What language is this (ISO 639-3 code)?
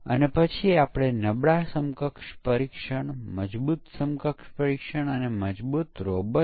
guj